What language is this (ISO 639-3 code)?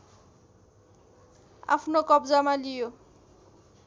nep